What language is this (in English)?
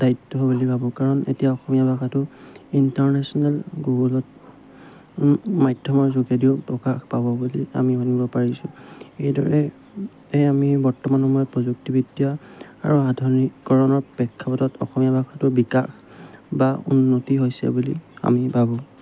Assamese